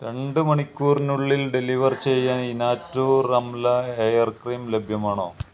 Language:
Malayalam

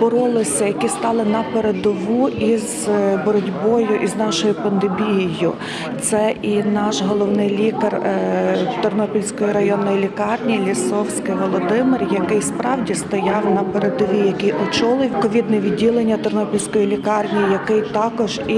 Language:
Ukrainian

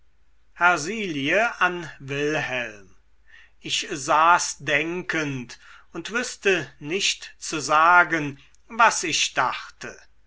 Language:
German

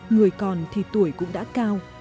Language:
Vietnamese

